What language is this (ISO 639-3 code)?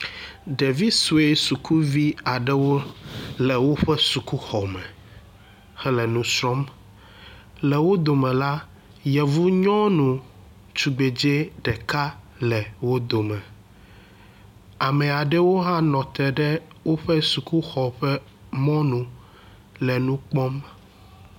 ewe